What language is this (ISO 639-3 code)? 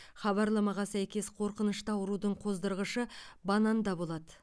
kaz